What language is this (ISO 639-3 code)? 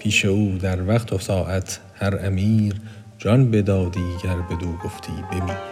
fas